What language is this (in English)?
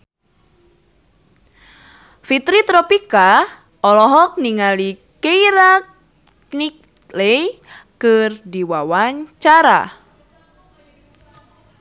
Sundanese